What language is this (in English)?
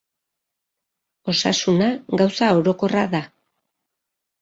Basque